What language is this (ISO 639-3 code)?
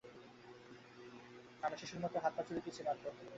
ben